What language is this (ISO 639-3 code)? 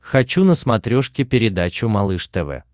rus